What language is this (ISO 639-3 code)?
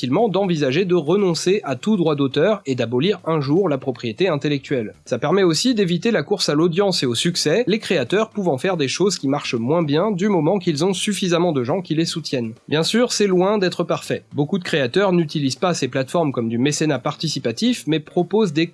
fra